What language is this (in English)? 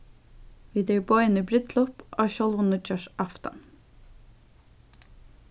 Faroese